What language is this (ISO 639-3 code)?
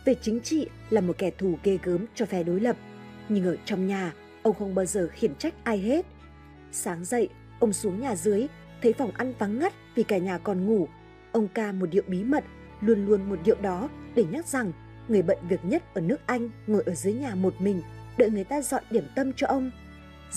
vie